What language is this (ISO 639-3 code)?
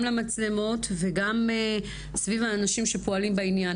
heb